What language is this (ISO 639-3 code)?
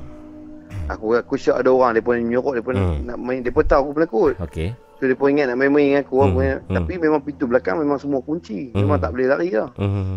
msa